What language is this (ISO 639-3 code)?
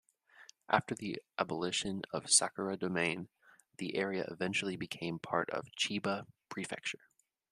eng